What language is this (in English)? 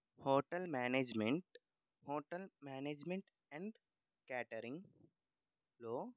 Telugu